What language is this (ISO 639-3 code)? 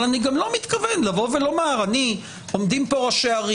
heb